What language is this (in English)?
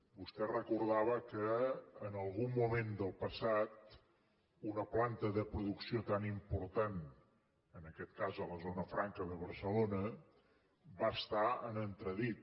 Catalan